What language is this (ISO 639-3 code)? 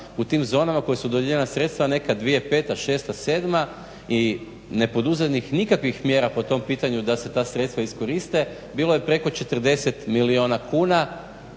hrv